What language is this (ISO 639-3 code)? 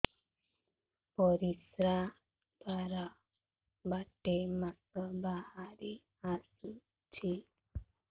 ori